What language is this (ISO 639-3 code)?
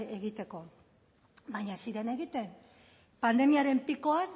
eus